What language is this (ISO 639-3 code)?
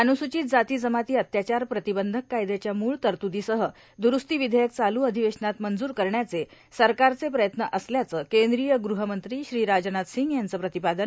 mar